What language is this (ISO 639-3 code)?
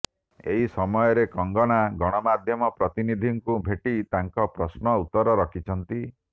ori